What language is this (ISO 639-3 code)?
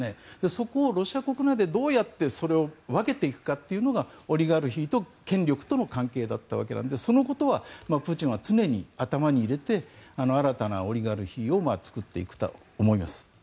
jpn